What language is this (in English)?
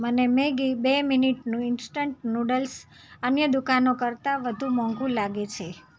Gujarati